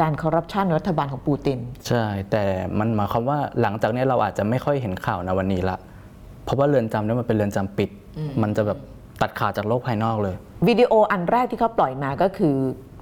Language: Thai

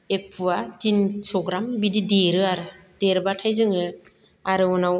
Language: Bodo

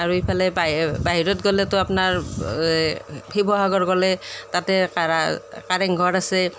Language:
Assamese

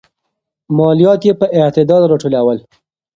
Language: Pashto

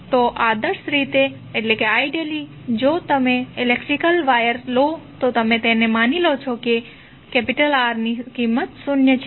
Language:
Gujarati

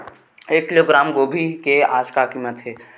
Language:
Chhattisgarhi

